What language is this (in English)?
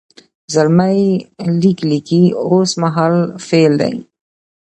Pashto